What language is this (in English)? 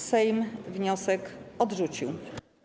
Polish